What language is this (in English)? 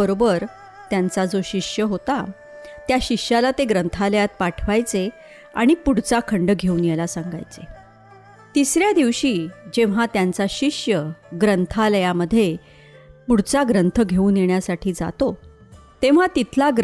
Marathi